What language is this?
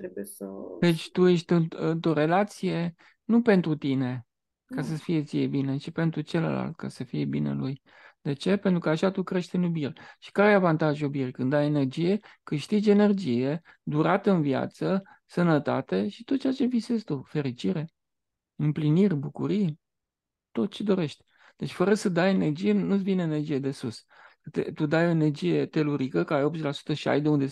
Romanian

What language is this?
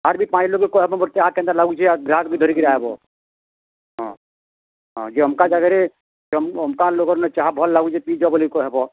Odia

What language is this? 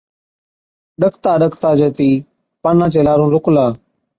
Od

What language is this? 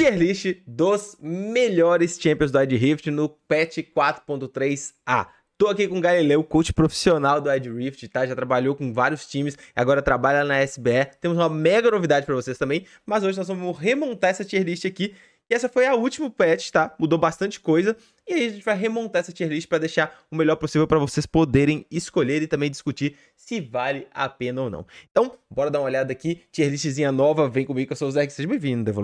Portuguese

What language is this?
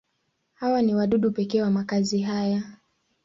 Swahili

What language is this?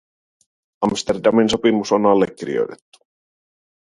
Finnish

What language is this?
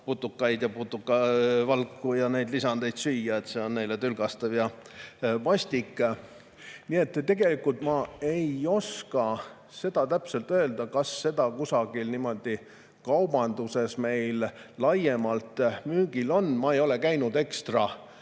Estonian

